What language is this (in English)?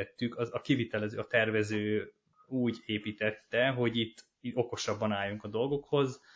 Hungarian